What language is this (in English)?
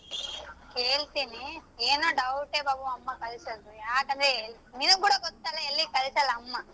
Kannada